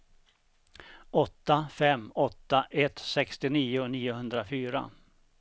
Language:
Swedish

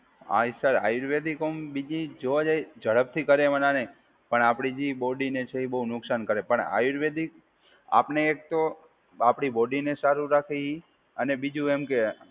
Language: Gujarati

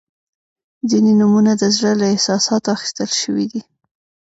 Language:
Pashto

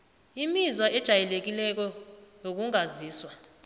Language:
South Ndebele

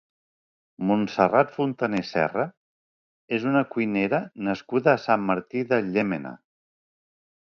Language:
Catalan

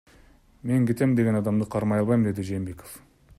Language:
Kyrgyz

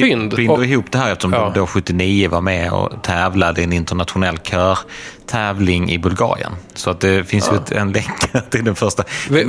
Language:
Swedish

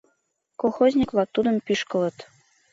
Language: Mari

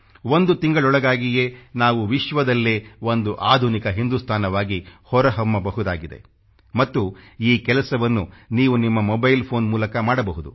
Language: Kannada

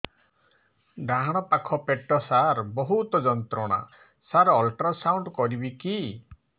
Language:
Odia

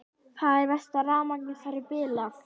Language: Icelandic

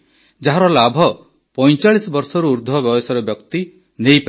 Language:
Odia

